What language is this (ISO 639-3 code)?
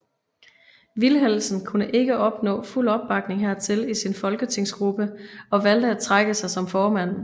dan